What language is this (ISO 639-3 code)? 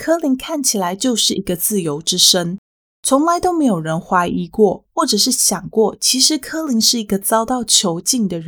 zho